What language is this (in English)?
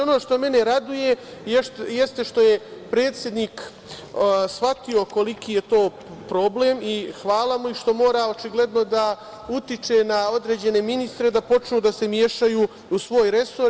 Serbian